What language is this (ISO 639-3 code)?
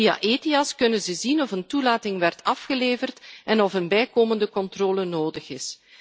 nld